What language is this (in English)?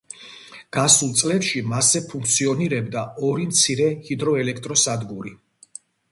Georgian